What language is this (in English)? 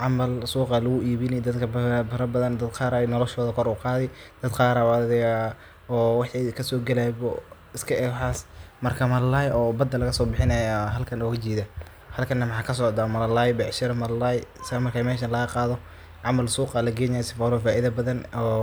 Somali